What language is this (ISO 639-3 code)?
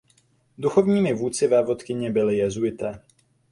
ces